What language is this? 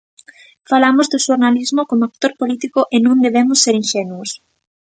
Galician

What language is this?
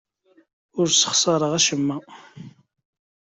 Kabyle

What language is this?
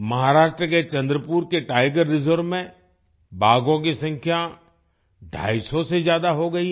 Hindi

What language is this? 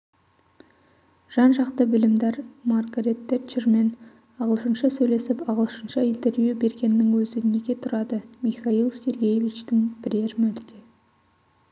Kazakh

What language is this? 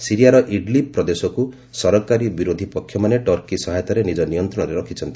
Odia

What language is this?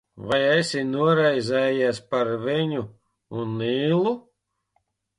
Latvian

